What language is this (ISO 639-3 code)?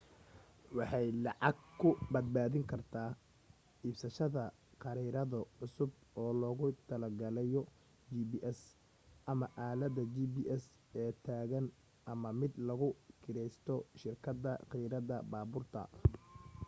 som